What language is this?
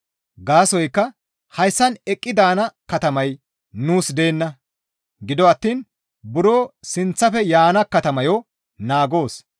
Gamo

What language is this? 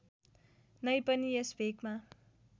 Nepali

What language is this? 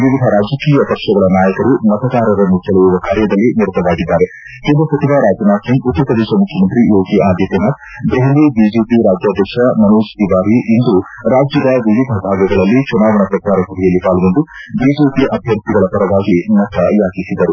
Kannada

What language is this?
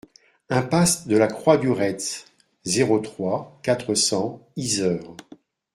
French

